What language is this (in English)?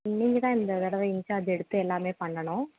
Tamil